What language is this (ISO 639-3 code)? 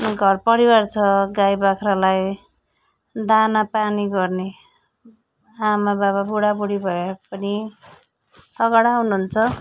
nep